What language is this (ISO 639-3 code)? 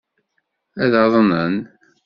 kab